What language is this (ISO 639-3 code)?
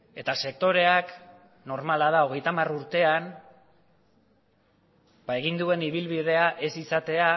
eus